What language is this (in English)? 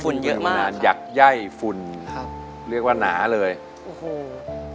Thai